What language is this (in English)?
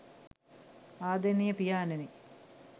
Sinhala